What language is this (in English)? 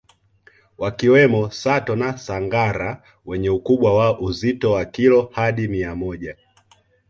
Swahili